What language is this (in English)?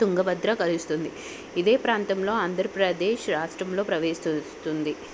Telugu